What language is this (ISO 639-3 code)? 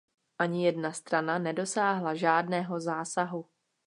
ces